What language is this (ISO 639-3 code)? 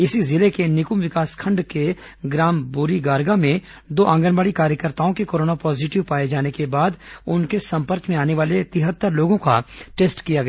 hin